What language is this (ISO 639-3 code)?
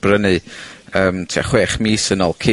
cym